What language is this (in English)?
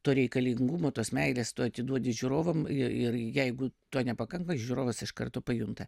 Lithuanian